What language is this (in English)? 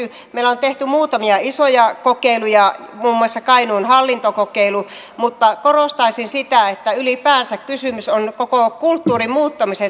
Finnish